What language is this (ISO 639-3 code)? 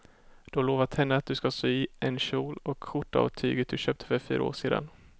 swe